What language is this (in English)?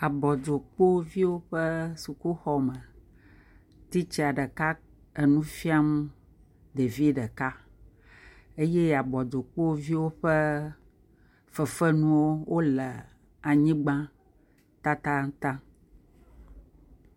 Ewe